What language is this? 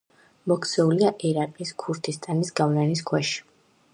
Georgian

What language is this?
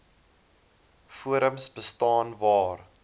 Afrikaans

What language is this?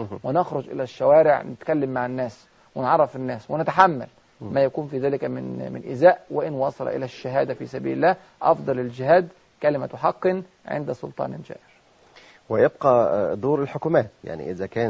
Arabic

